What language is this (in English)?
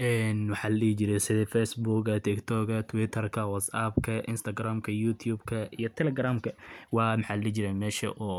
Somali